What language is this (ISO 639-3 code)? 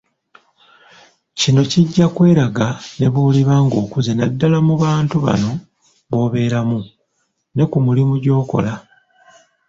lug